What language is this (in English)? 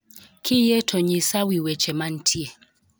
Luo (Kenya and Tanzania)